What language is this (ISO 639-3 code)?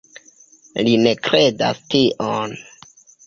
epo